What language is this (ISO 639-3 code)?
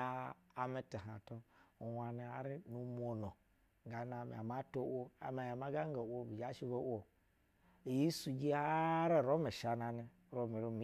bzw